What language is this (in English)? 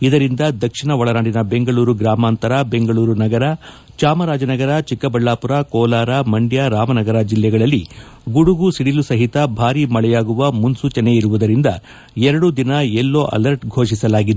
Kannada